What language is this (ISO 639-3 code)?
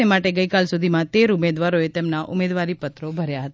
guj